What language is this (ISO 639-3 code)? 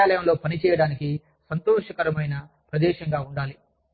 tel